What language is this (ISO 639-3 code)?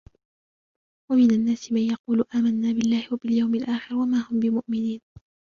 ara